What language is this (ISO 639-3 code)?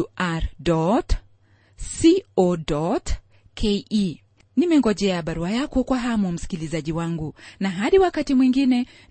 swa